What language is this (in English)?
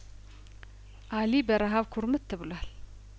Amharic